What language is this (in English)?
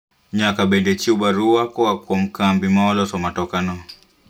Luo (Kenya and Tanzania)